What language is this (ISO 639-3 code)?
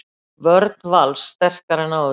isl